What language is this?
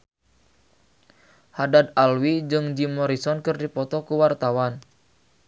Sundanese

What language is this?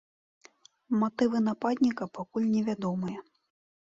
Belarusian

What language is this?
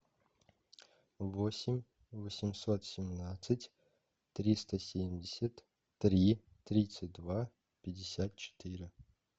Russian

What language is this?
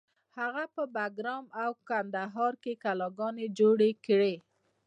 Pashto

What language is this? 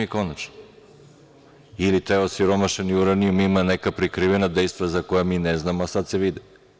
Serbian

